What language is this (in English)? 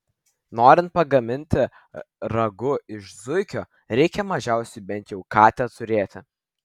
Lithuanian